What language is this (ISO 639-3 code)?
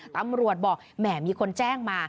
tha